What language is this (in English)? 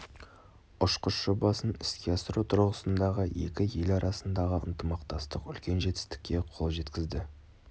Kazakh